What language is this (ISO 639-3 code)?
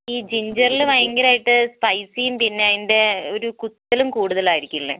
mal